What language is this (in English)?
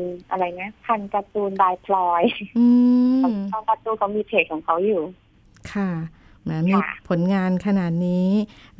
Thai